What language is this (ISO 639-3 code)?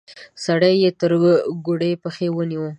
pus